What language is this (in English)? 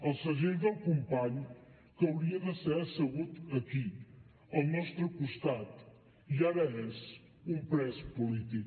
Catalan